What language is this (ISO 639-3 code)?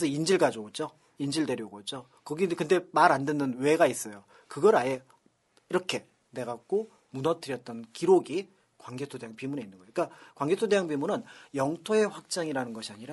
kor